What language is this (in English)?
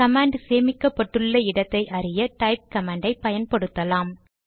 Tamil